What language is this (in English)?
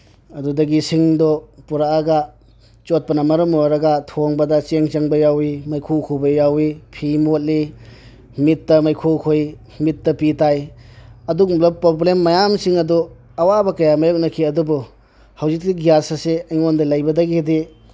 Manipuri